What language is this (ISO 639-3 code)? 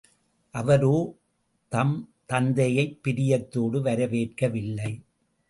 tam